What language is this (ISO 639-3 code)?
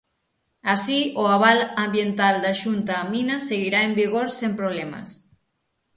glg